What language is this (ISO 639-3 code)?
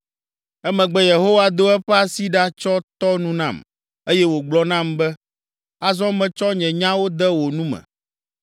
ewe